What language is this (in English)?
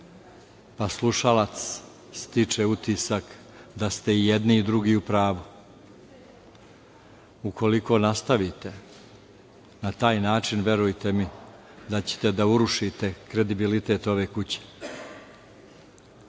Serbian